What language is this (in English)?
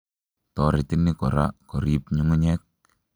Kalenjin